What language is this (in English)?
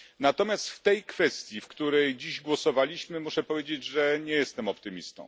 Polish